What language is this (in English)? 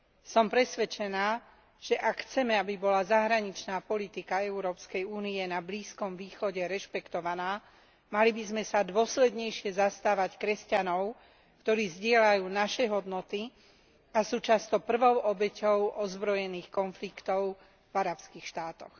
Slovak